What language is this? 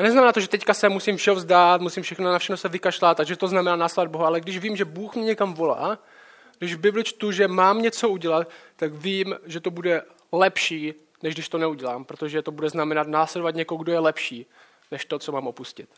Czech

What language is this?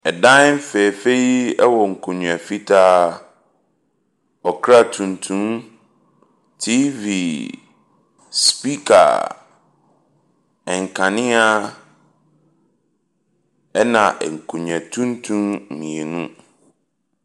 Akan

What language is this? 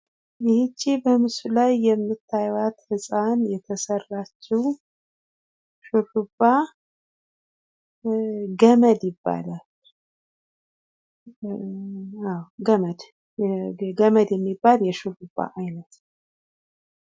Amharic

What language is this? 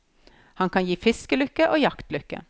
Norwegian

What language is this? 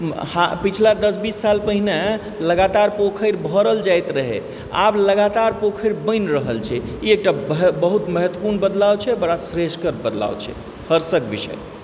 Maithili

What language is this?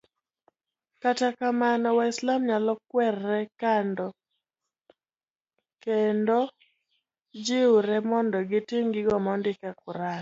Luo (Kenya and Tanzania)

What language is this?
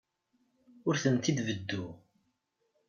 Kabyle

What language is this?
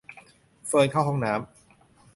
Thai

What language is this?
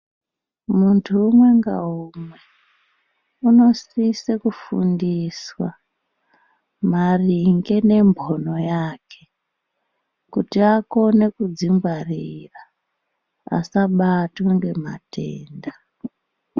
Ndau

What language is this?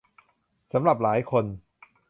Thai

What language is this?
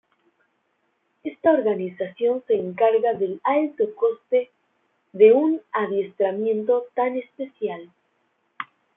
Spanish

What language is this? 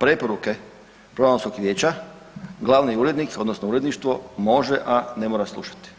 Croatian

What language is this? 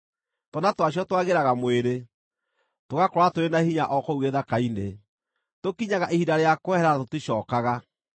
Kikuyu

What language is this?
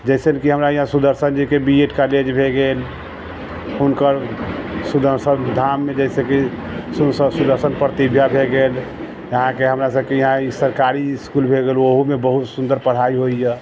Maithili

